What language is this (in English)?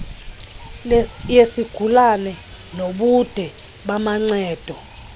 Xhosa